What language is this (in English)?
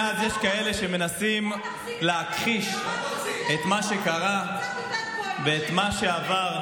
Hebrew